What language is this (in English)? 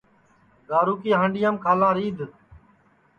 Sansi